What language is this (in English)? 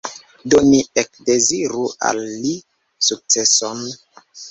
Esperanto